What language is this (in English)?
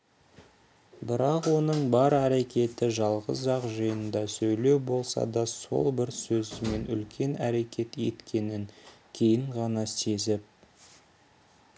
Kazakh